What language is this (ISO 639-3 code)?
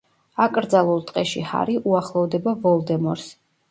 kat